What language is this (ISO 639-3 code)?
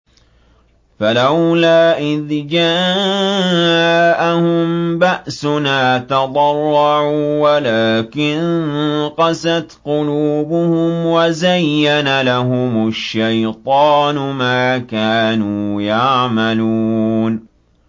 ara